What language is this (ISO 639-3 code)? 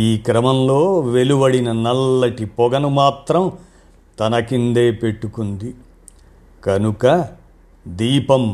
tel